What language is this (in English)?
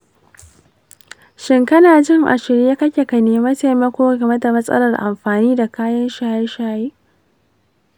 Hausa